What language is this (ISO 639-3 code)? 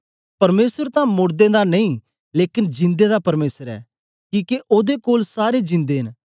doi